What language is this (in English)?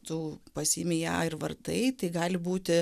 Lithuanian